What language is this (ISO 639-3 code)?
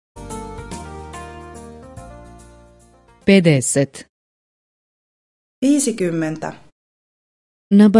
fin